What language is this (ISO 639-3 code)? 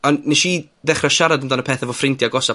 cym